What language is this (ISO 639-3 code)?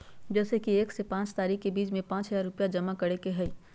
mag